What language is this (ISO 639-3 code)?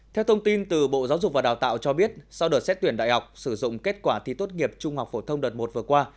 vie